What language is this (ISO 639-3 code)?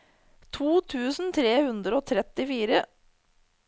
nor